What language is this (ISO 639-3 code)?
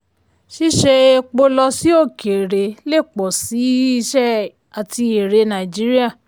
yor